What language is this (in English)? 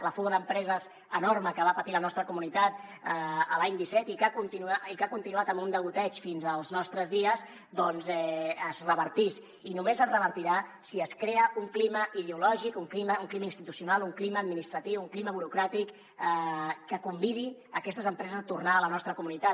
Catalan